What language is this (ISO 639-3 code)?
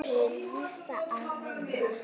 isl